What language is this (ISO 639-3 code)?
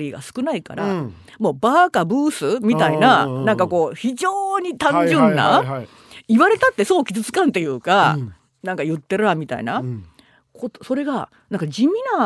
jpn